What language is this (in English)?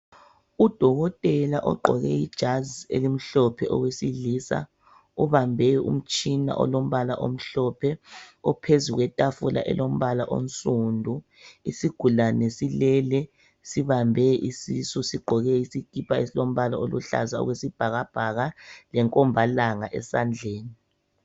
North Ndebele